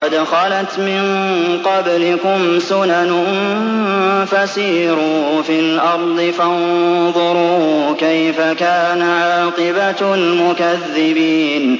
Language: Arabic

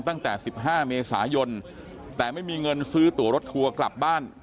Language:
Thai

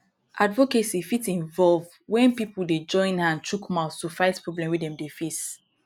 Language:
Nigerian Pidgin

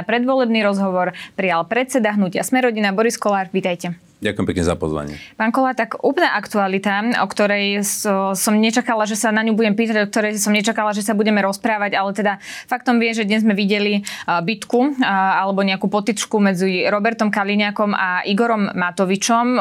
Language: Slovak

